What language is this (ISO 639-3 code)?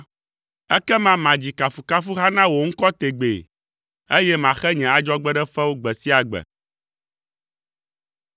ewe